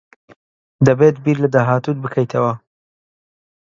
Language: Central Kurdish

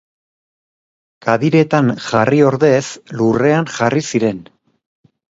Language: Basque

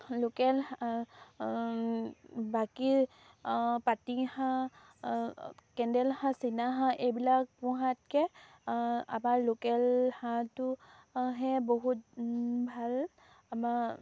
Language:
Assamese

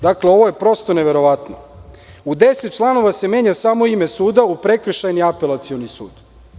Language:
Serbian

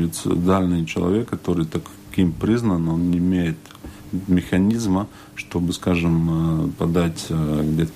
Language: Russian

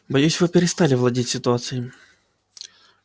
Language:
Russian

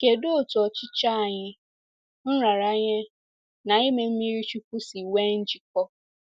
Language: Igbo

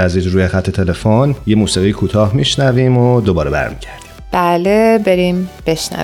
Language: Persian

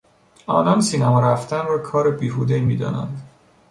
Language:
Persian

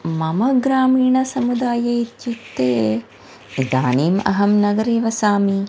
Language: Sanskrit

